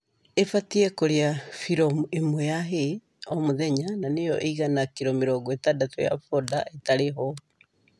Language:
Kikuyu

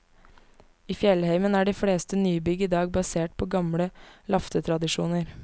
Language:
Norwegian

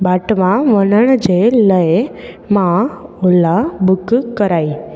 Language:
Sindhi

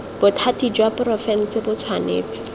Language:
Tswana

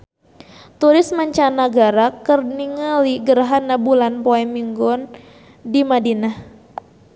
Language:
Sundanese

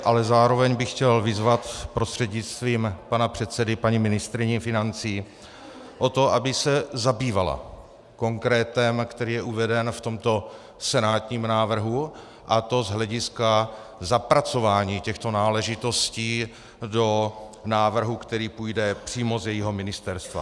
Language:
Czech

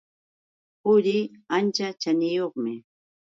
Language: Yauyos Quechua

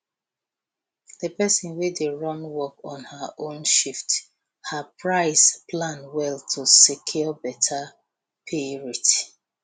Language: Nigerian Pidgin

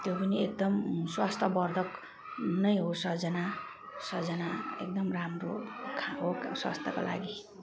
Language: Nepali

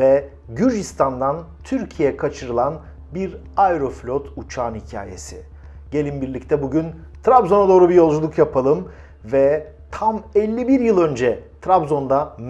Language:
Turkish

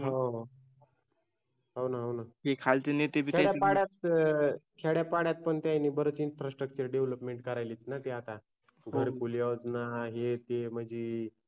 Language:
Marathi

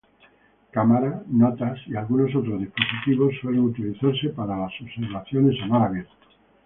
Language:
Spanish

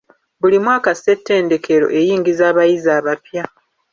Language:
Ganda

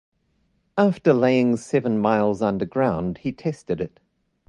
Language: English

